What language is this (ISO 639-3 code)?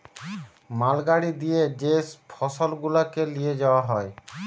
ben